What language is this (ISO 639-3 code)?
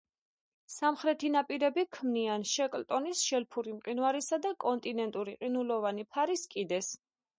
kat